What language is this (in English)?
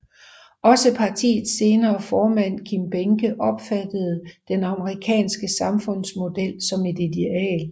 Danish